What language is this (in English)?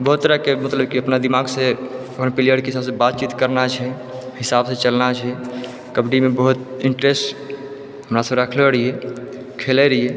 Maithili